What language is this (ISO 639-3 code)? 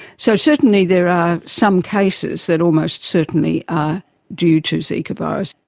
eng